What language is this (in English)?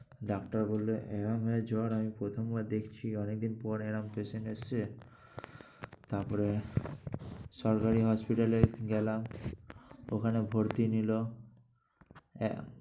Bangla